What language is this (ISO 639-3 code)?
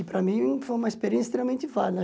por